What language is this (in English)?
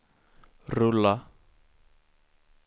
Swedish